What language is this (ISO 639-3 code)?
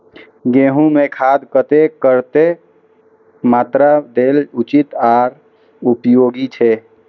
mai